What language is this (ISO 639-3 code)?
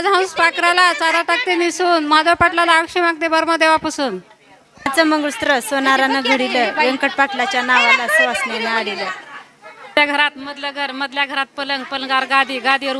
mar